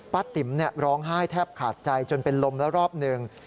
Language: Thai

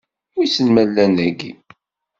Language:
Kabyle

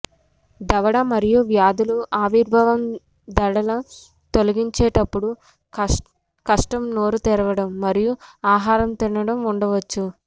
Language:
Telugu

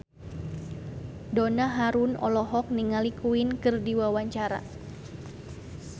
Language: Sundanese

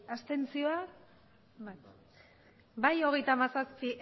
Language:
Basque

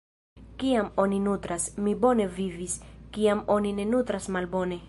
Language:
Esperanto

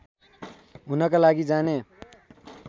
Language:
Nepali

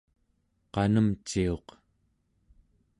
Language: Central Yupik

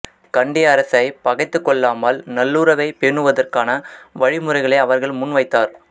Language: Tamil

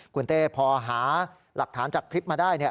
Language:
Thai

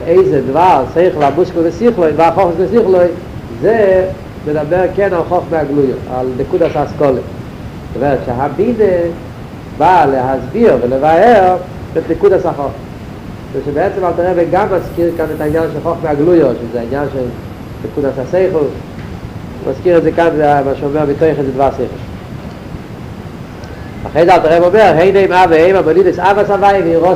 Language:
Hebrew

